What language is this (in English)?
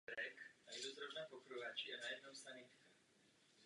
Czech